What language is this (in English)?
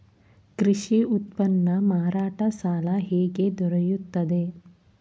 Kannada